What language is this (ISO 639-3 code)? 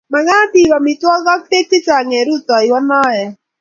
kln